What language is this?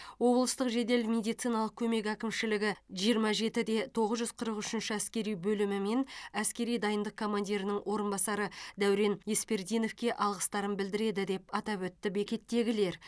Kazakh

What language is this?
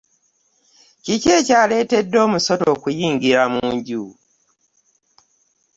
Ganda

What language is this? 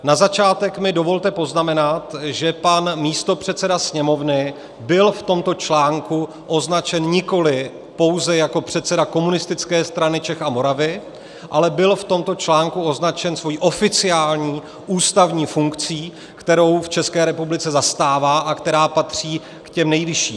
Czech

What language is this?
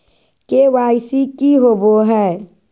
Magahi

